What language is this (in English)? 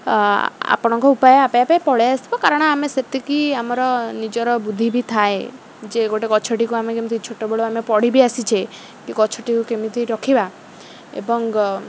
Odia